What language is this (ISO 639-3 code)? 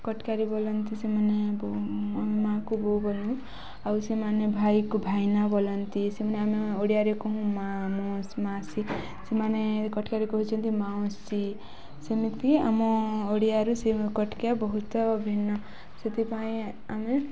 ori